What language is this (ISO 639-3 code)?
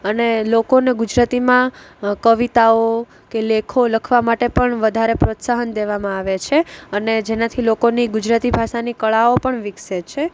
guj